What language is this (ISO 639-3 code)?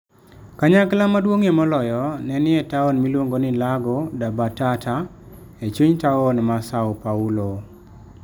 luo